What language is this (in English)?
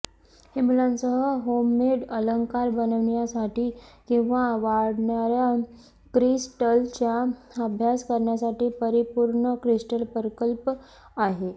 Marathi